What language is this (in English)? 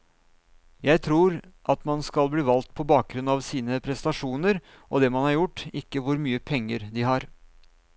Norwegian